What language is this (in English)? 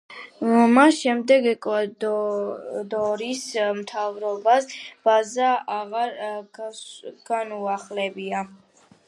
Georgian